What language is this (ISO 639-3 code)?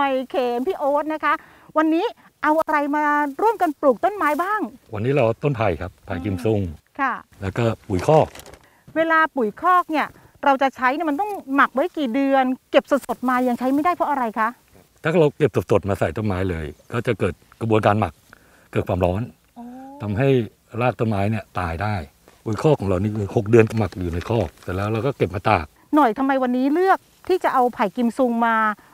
tha